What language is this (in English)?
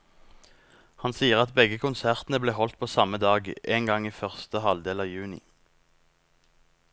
Norwegian